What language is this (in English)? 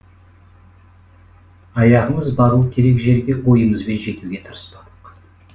Kazakh